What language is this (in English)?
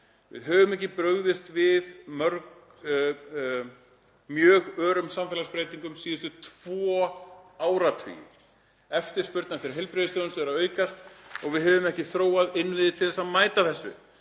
Icelandic